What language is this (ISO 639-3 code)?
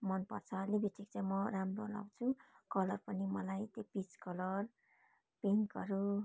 nep